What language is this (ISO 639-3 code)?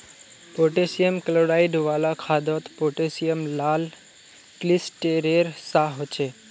mag